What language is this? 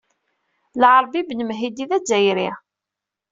Kabyle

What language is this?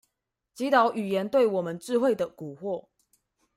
Chinese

